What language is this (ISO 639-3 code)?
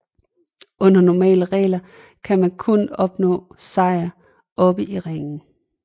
dan